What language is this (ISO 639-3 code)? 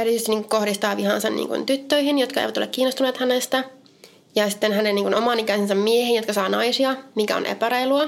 fin